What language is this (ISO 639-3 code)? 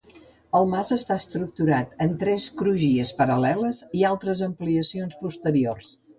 cat